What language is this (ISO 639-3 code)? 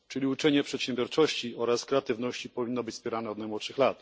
pol